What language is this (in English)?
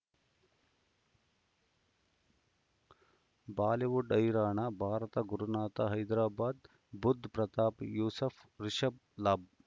Kannada